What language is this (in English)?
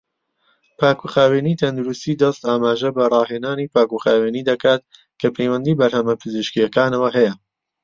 Central Kurdish